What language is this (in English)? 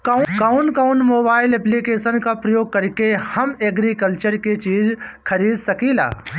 Bhojpuri